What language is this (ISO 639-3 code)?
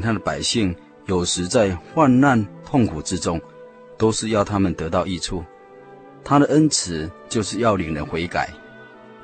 zho